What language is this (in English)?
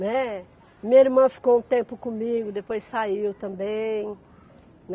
Portuguese